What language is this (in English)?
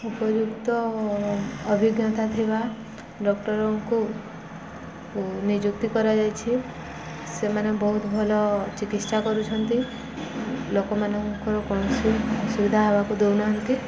Odia